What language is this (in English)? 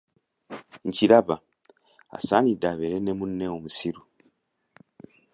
Ganda